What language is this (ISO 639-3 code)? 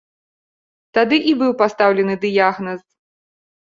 bel